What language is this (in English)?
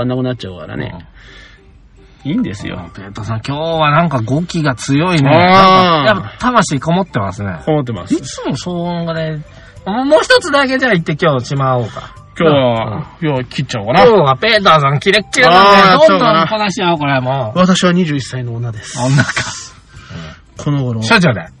Japanese